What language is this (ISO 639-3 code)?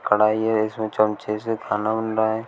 hin